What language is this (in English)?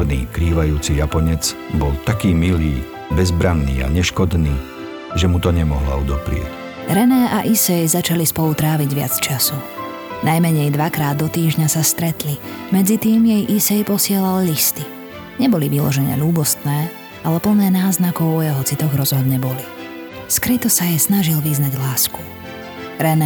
Slovak